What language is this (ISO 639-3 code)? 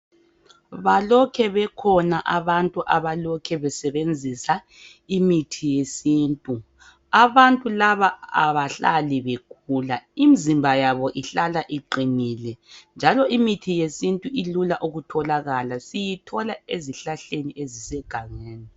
nde